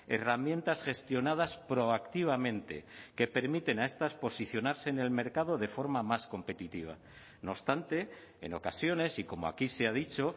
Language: Spanish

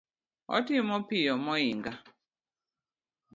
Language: Luo (Kenya and Tanzania)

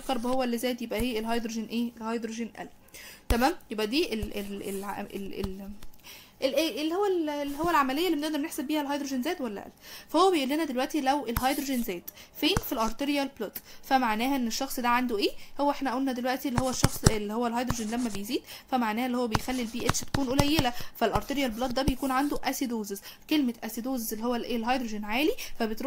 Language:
Arabic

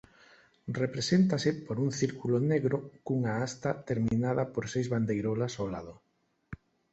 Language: Galician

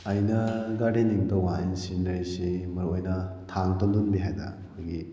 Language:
Manipuri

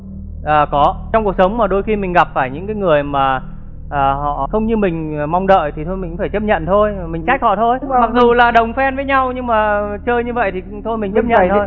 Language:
Vietnamese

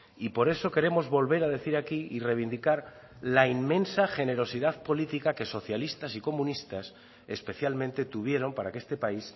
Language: Spanish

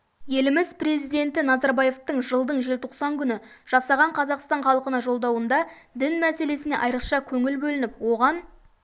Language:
Kazakh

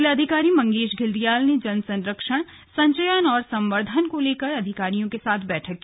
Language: Hindi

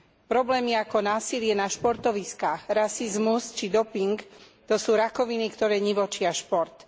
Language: Slovak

